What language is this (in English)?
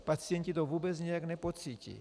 Czech